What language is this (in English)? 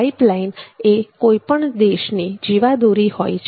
Gujarati